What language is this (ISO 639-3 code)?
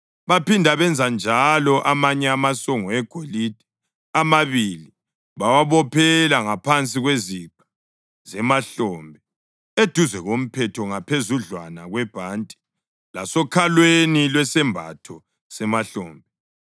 nde